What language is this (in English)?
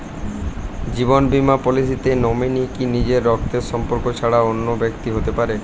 Bangla